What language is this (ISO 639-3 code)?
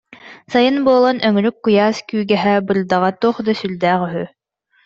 sah